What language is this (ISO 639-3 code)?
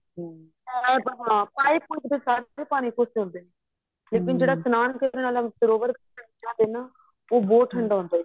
pan